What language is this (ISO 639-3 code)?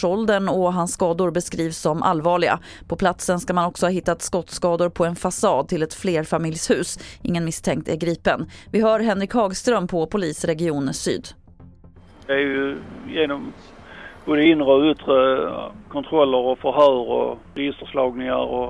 swe